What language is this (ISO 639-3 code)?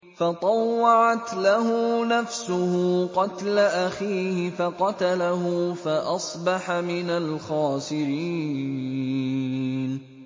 ara